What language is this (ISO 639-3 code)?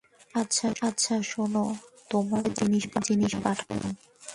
ben